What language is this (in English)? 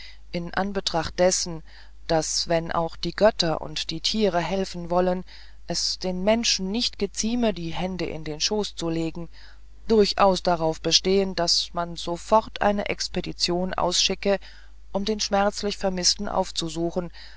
German